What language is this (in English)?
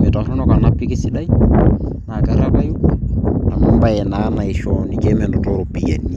Masai